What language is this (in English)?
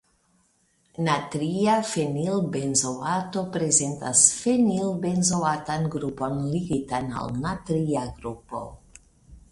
Esperanto